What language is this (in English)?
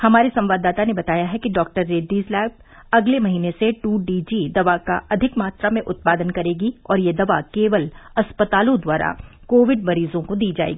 Hindi